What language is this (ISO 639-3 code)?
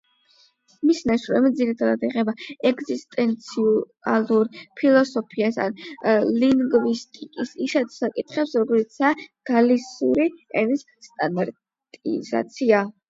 kat